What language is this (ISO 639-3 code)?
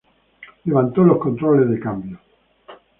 spa